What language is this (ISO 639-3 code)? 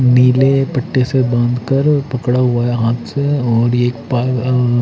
hin